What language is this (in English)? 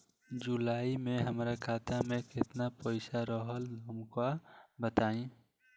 Bhojpuri